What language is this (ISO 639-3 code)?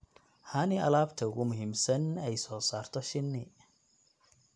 som